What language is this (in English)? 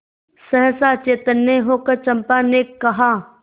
Hindi